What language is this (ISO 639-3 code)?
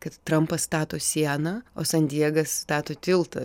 lit